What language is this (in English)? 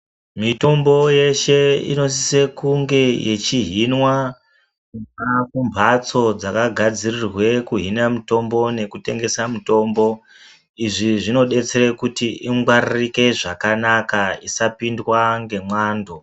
Ndau